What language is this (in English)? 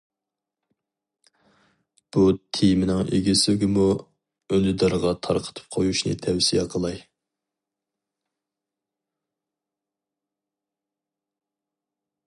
Uyghur